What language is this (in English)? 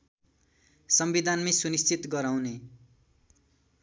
Nepali